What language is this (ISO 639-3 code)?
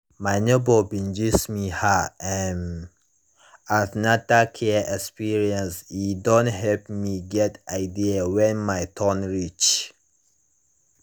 pcm